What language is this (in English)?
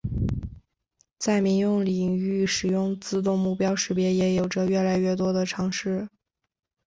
Chinese